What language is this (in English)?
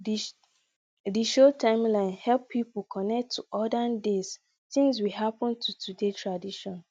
Nigerian Pidgin